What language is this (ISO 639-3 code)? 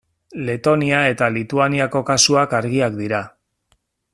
eus